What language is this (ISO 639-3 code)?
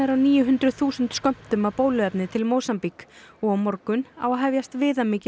isl